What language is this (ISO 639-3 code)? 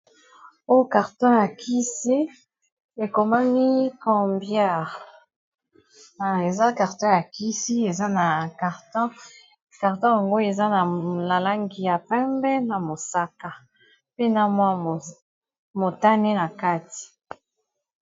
lin